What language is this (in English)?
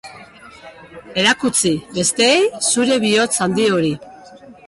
Basque